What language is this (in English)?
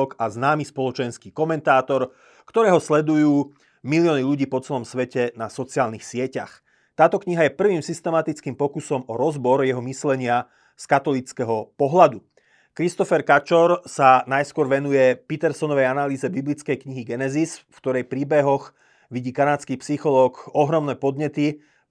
Slovak